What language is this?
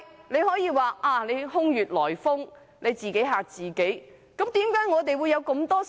Cantonese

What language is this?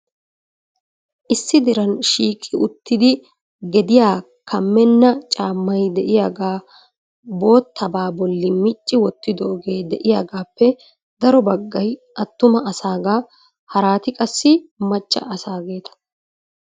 Wolaytta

